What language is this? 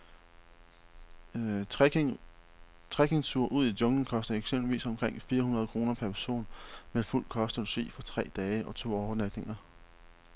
Danish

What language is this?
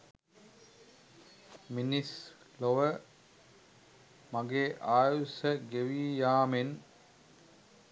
Sinhala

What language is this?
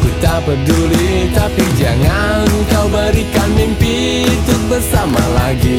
Indonesian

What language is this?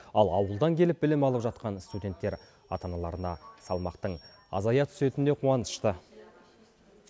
Kazakh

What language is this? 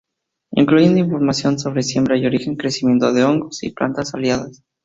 Spanish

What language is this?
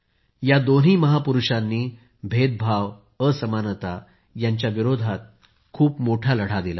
Marathi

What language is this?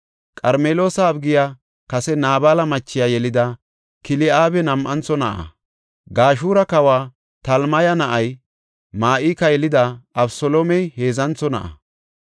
Gofa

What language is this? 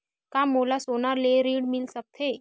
Chhattisgarhi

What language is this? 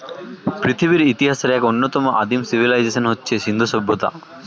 Bangla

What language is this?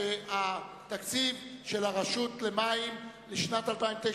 Hebrew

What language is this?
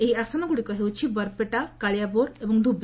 Odia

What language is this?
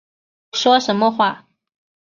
Chinese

